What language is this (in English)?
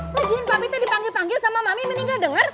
Indonesian